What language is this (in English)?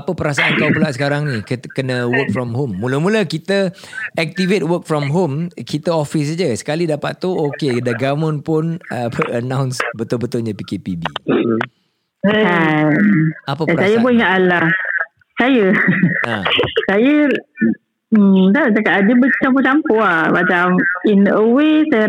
Malay